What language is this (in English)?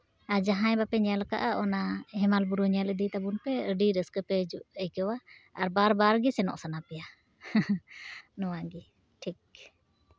Santali